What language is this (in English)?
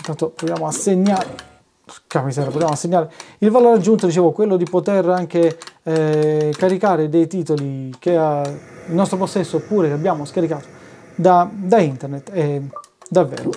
Italian